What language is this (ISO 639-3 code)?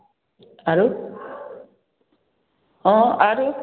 mai